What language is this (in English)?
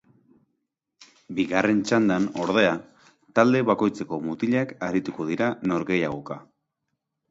Basque